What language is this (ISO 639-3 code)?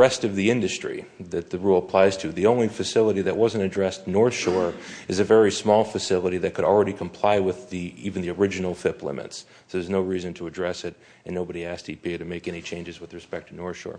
eng